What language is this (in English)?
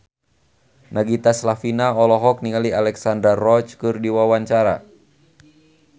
Sundanese